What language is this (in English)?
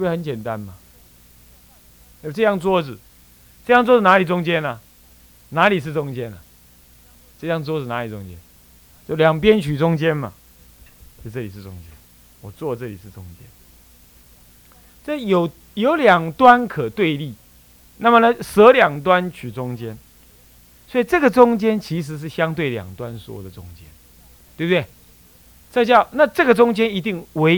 Chinese